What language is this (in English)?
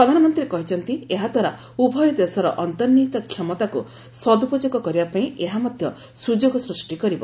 Odia